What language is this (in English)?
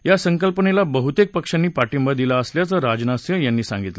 Marathi